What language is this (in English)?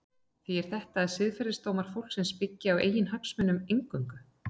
Icelandic